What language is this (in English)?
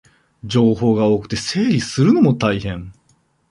Japanese